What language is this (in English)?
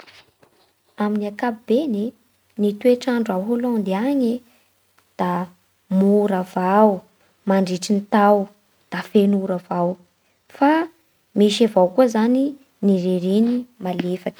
Bara Malagasy